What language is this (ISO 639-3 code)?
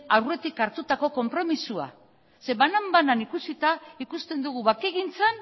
eus